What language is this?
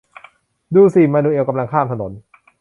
Thai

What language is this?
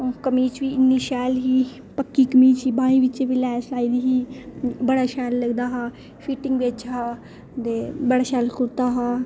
Dogri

